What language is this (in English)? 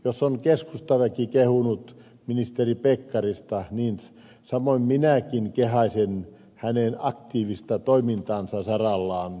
Finnish